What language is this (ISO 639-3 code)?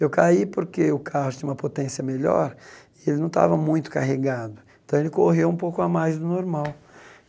por